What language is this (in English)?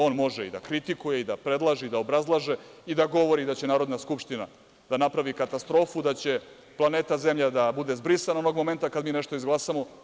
Serbian